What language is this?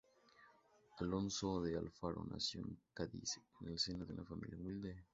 Spanish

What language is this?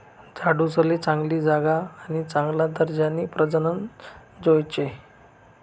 Marathi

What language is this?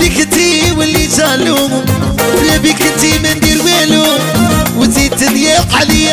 Arabic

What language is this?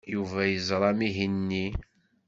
Kabyle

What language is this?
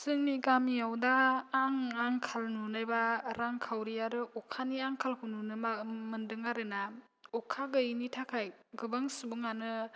Bodo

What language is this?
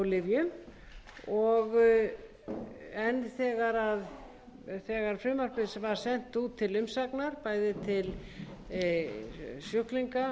Icelandic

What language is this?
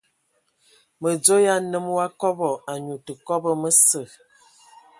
Ewondo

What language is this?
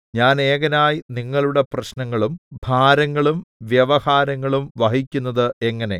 Malayalam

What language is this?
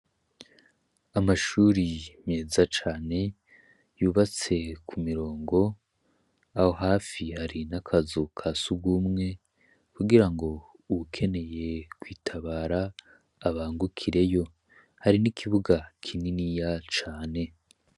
Rundi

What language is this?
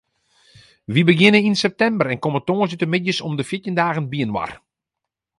Western Frisian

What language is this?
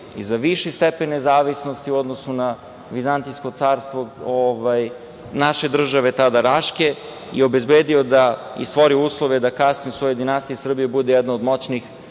Serbian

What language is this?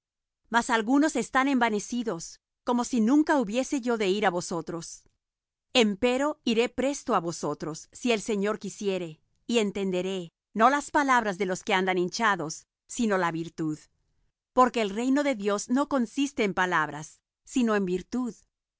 Spanish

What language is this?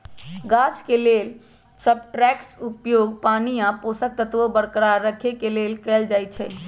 Magahi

